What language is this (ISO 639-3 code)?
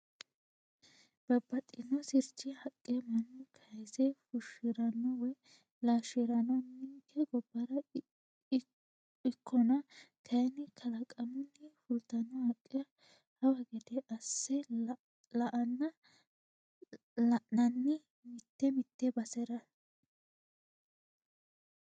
sid